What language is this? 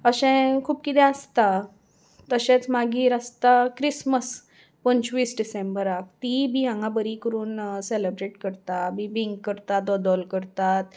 Konkani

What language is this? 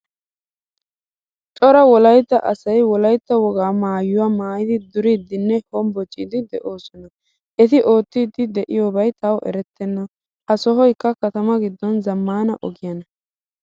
Wolaytta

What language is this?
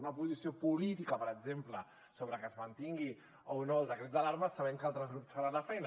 Catalan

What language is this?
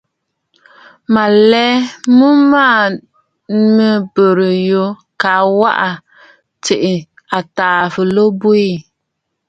Bafut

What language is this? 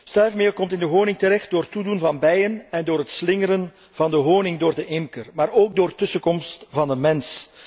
Dutch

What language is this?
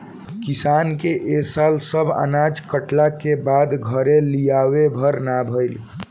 Bhojpuri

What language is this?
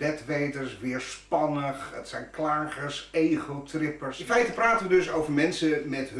Dutch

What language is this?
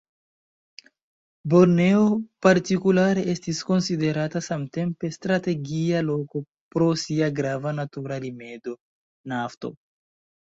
Esperanto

